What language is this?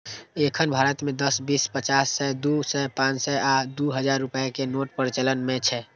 Maithili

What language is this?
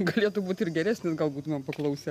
Lithuanian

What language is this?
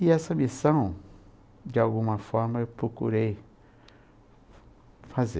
Portuguese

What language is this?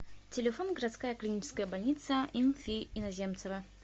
Russian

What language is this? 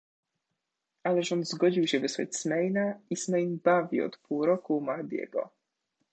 Polish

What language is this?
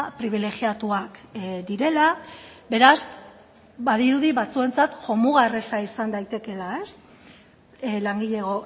Basque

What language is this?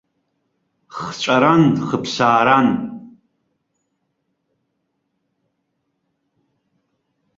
Abkhazian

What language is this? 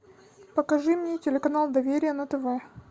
Russian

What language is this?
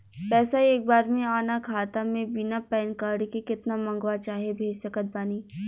Bhojpuri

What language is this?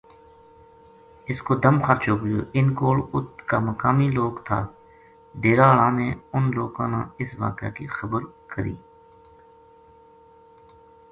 Gujari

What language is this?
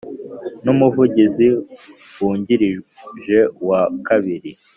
Kinyarwanda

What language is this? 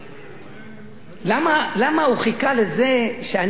Hebrew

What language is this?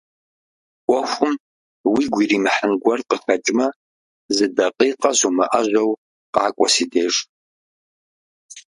Kabardian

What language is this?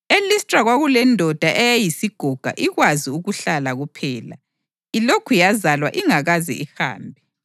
North Ndebele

